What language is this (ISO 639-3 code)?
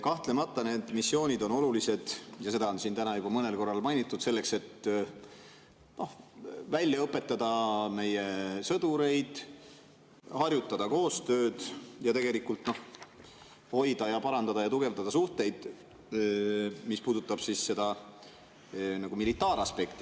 est